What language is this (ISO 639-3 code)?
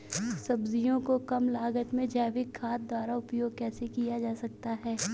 hin